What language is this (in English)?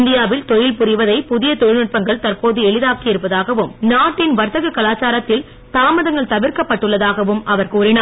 Tamil